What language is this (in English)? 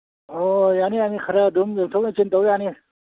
Manipuri